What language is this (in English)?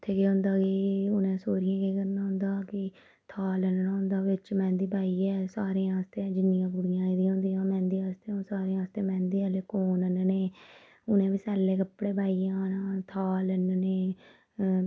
Dogri